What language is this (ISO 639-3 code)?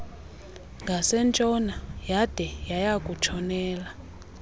xho